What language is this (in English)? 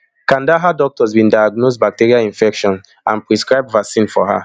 Nigerian Pidgin